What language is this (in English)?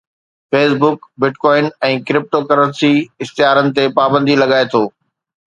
Sindhi